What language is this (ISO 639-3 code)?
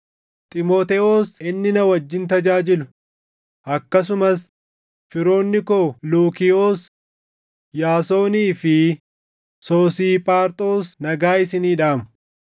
orm